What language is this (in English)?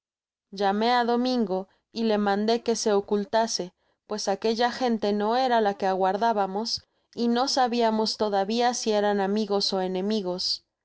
Spanish